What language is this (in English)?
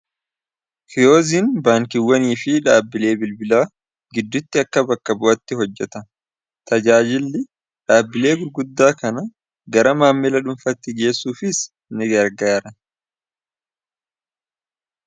Oromo